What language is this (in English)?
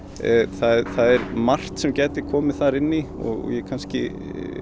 Icelandic